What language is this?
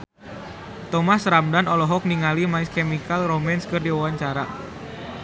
Sundanese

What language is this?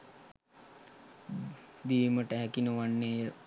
Sinhala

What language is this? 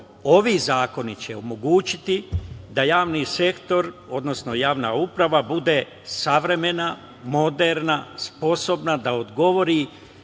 Serbian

